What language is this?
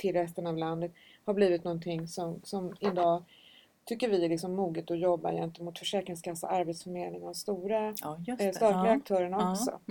Swedish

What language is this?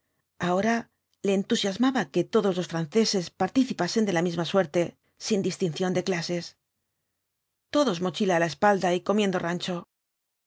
Spanish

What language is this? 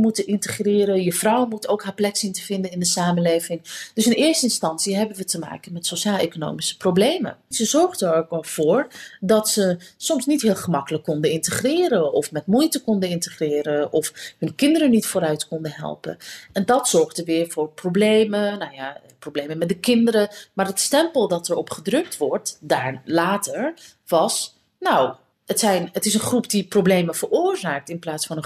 Dutch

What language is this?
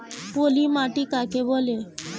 Bangla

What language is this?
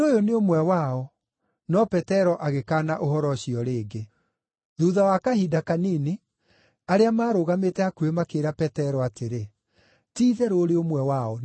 Kikuyu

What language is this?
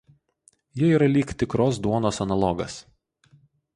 Lithuanian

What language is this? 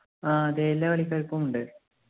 Malayalam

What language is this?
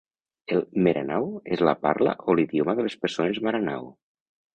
Catalan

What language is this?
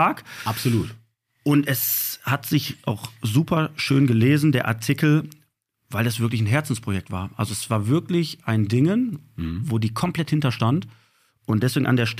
German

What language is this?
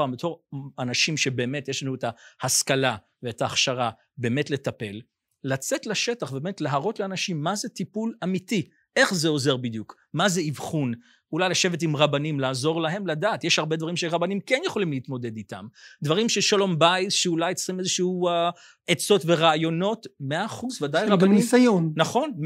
Hebrew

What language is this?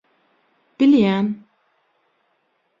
Turkmen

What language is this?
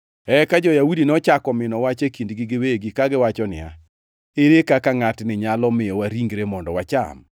Luo (Kenya and Tanzania)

